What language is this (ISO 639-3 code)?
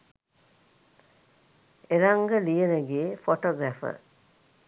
sin